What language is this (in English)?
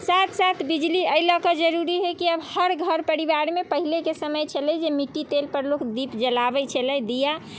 Maithili